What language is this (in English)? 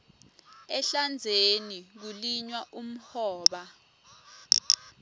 Swati